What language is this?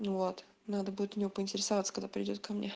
Russian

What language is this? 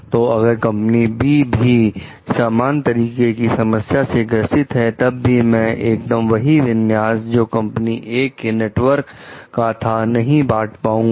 Hindi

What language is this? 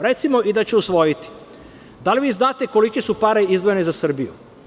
Serbian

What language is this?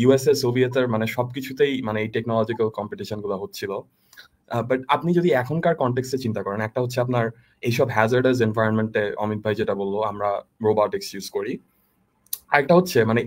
Bangla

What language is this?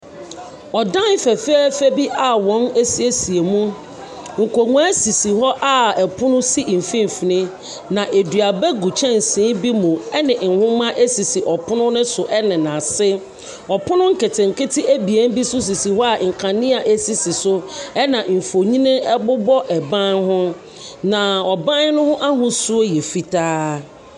Akan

